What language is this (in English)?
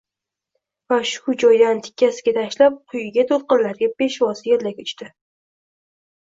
Uzbek